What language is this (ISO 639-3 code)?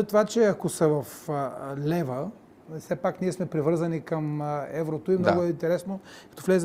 bul